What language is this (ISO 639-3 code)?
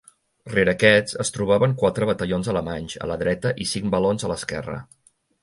cat